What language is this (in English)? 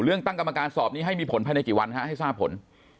Thai